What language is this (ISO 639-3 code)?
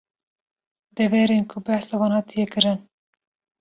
kur